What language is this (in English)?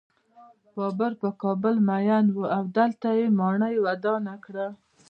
Pashto